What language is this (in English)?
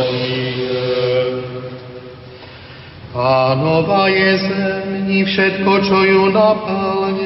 Slovak